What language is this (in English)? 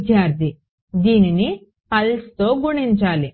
Telugu